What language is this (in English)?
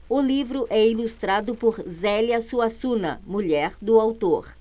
Portuguese